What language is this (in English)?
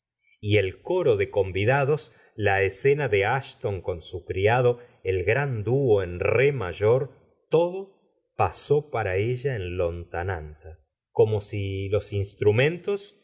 Spanish